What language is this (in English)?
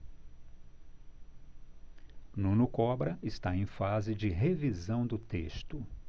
Portuguese